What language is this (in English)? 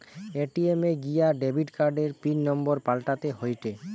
Bangla